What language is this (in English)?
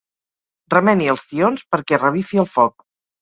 Catalan